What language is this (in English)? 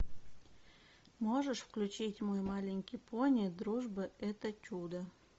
Russian